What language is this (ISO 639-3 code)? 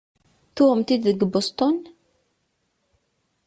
kab